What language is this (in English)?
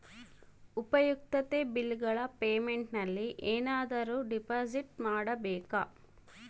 Kannada